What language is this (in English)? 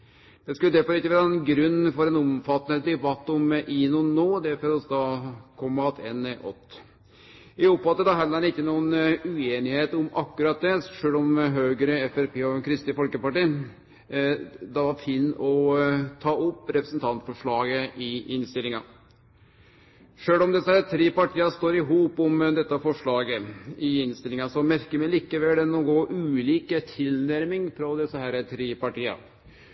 Norwegian Nynorsk